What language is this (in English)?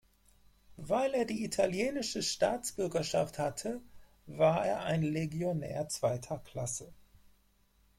German